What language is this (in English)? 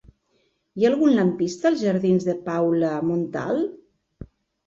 Catalan